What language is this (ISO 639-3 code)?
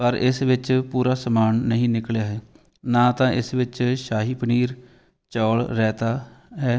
pan